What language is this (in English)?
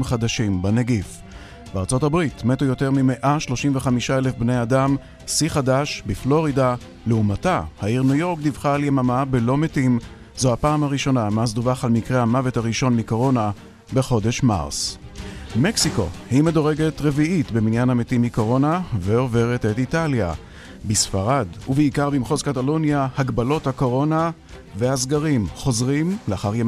Hebrew